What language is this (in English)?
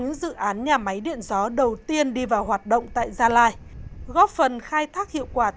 Vietnamese